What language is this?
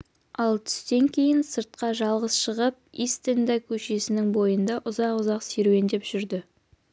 Kazakh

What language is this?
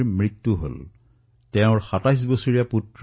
Assamese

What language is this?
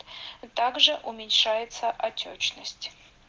Russian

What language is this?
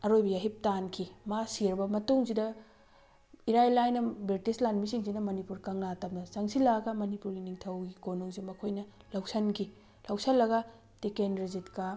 Manipuri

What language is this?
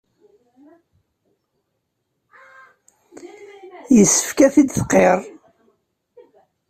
Kabyle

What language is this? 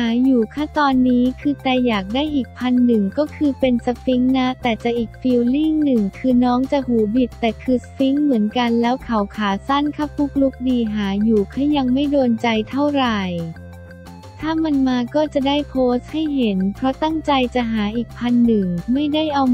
Thai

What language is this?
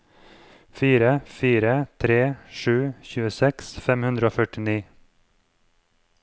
Norwegian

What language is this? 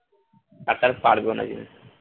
Bangla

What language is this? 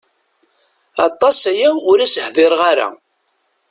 Kabyle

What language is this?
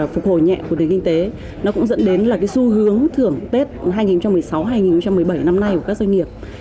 Vietnamese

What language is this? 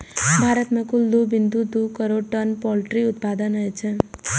Maithili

